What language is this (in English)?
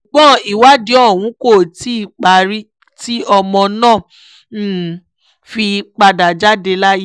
Yoruba